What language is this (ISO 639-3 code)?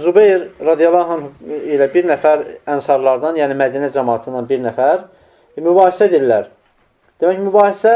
tur